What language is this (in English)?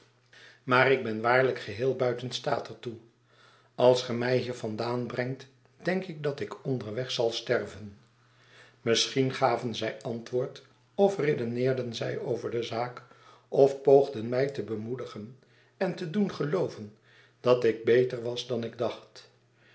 Dutch